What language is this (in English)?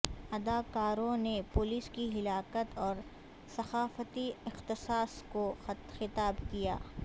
Urdu